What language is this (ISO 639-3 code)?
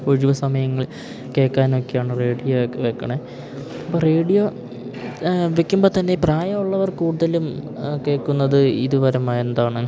mal